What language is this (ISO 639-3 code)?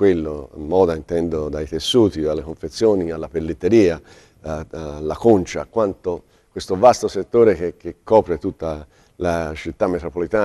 ita